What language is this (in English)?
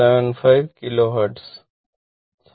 Malayalam